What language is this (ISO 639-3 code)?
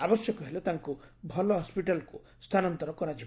ori